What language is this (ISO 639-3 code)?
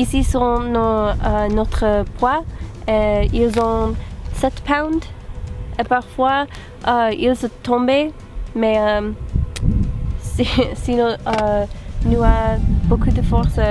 fra